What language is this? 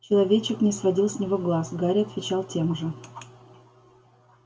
Russian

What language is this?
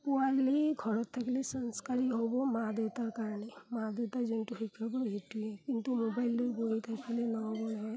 Assamese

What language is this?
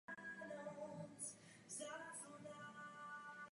Czech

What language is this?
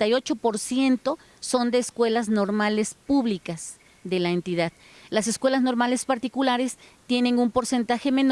Spanish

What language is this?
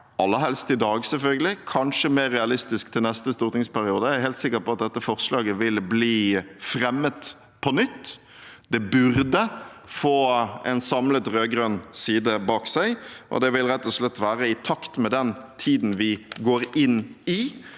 Norwegian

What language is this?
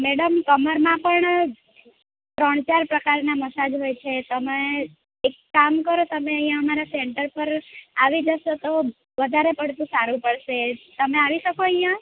Gujarati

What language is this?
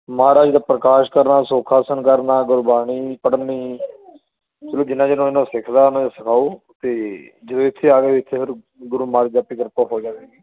Punjabi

